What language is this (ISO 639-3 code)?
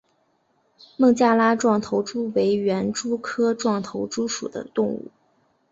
zho